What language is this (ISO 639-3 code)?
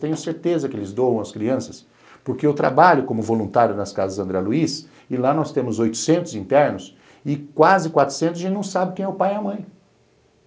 por